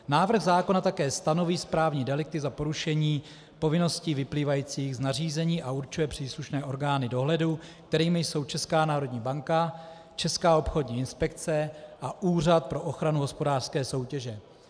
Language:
Czech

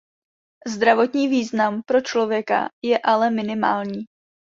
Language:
Czech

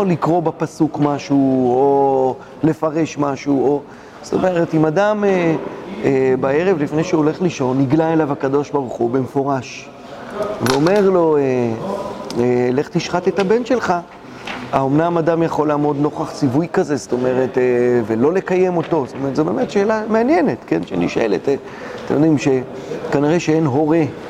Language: Hebrew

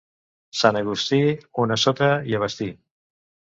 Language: Catalan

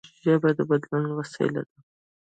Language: Pashto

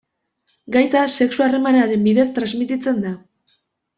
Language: Basque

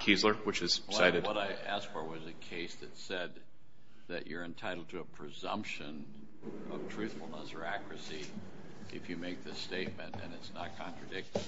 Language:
English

